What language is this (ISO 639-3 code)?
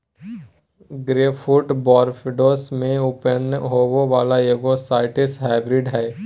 mag